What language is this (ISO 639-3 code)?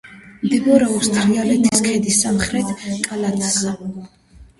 kat